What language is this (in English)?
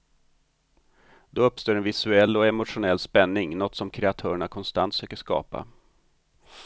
Swedish